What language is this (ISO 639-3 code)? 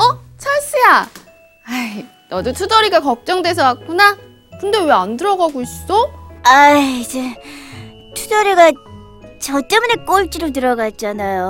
kor